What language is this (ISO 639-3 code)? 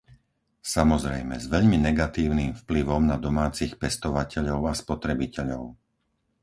slk